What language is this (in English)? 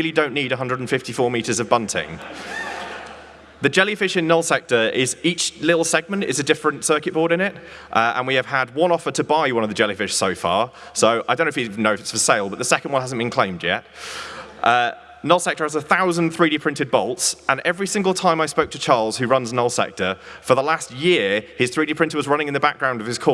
English